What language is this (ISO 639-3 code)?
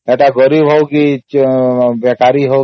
ori